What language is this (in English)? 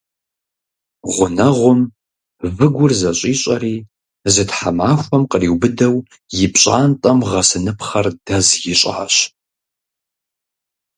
Kabardian